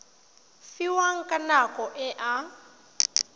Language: Tswana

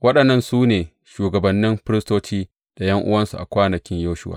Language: Hausa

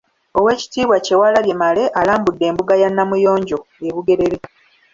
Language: Ganda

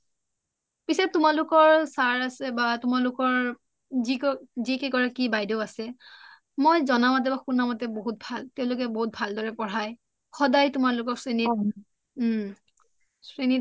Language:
Assamese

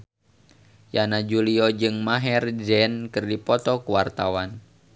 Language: Sundanese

